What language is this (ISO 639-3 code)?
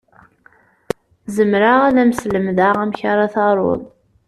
kab